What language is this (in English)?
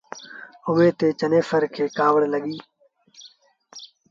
Sindhi Bhil